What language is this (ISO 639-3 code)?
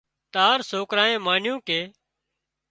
kxp